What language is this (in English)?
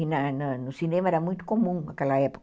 Portuguese